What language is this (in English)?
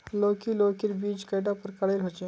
Magahi